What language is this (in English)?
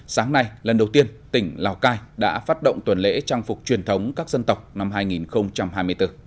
Vietnamese